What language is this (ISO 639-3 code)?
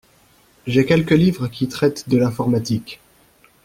fra